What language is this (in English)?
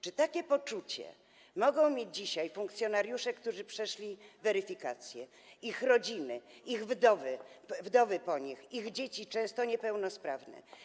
Polish